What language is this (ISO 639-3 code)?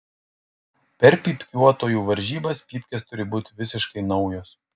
lit